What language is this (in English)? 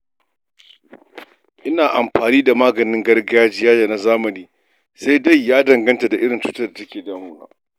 Hausa